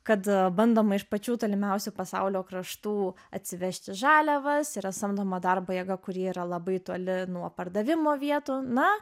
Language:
Lithuanian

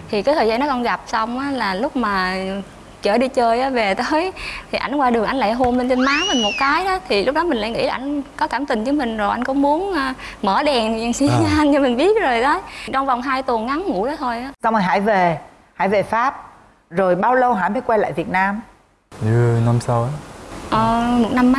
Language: Vietnamese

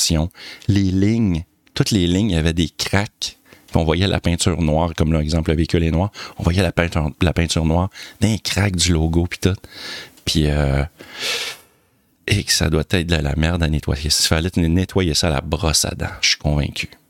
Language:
French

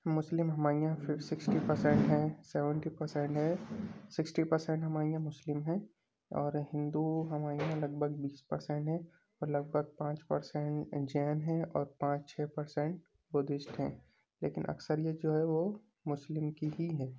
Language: Urdu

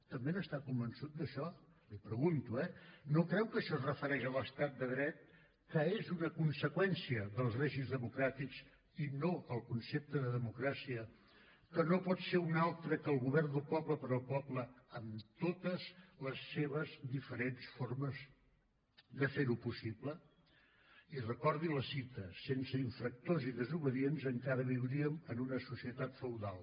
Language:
Catalan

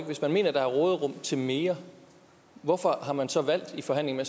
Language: Danish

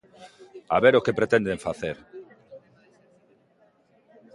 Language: Galician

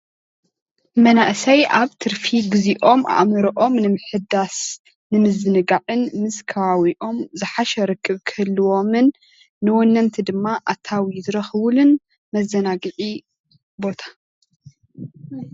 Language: Tigrinya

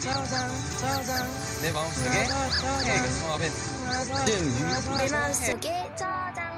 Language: Vietnamese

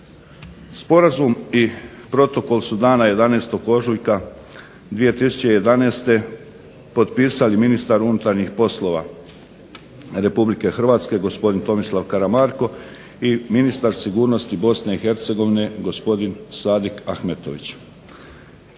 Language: Croatian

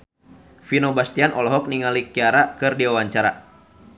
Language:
Sundanese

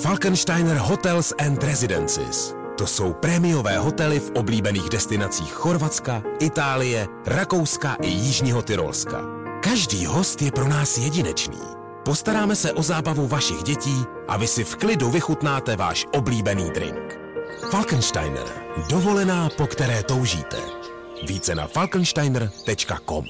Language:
Czech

